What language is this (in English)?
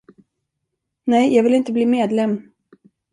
Swedish